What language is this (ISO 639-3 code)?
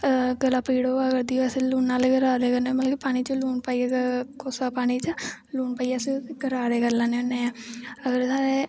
doi